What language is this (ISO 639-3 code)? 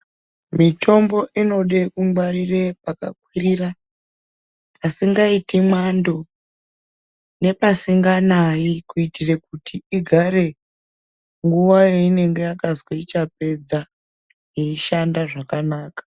ndc